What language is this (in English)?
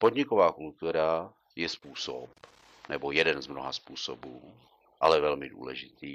Czech